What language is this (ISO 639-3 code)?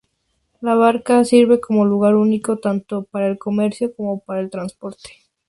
spa